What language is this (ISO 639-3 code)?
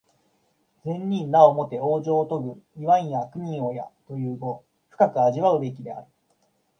jpn